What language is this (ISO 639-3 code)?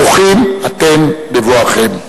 heb